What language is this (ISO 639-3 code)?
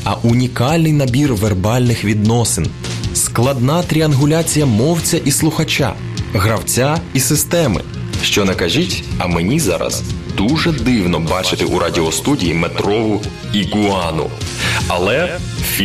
ukr